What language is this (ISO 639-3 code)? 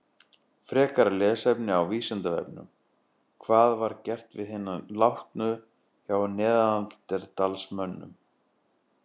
isl